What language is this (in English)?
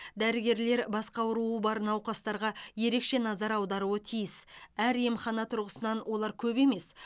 Kazakh